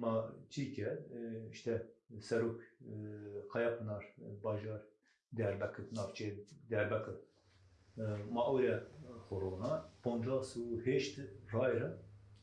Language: Turkish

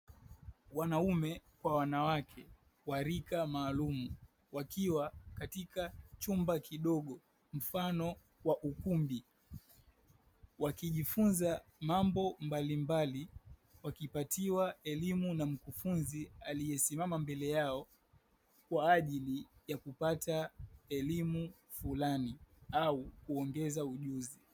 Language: Swahili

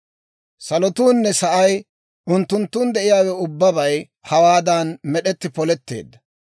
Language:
Dawro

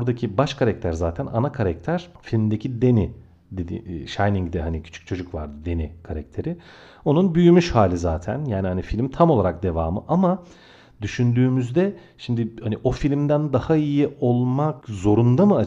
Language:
Turkish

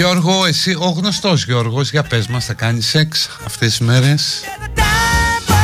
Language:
Greek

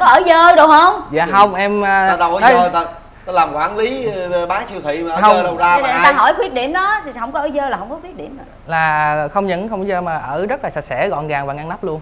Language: Vietnamese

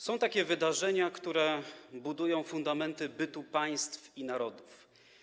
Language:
Polish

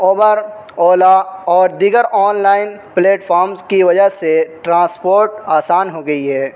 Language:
Urdu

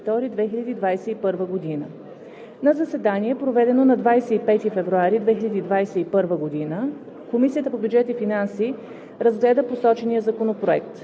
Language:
Bulgarian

